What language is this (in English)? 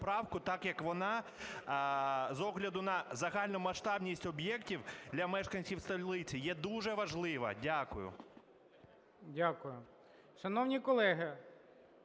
Ukrainian